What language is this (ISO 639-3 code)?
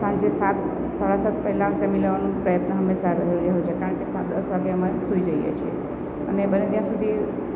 guj